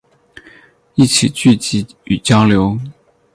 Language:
Chinese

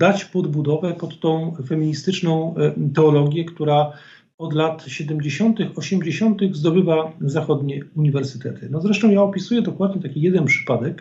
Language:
Polish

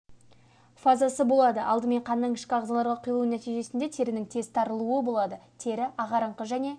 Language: Kazakh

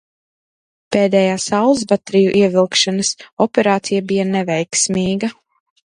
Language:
Latvian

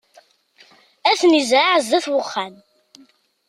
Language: Kabyle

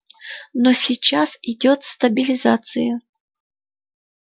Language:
Russian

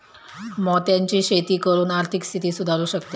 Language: Marathi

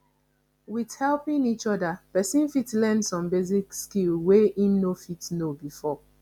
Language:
Nigerian Pidgin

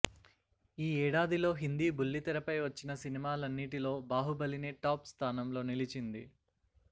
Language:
Telugu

